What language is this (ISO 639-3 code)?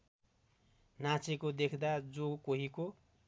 nep